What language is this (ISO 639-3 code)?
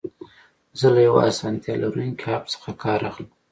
pus